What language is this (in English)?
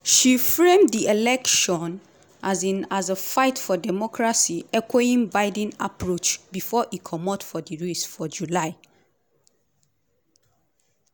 Nigerian Pidgin